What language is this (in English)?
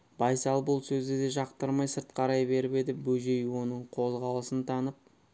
Kazakh